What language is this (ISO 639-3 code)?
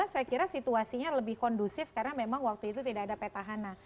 ind